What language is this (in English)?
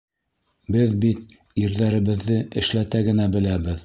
Bashkir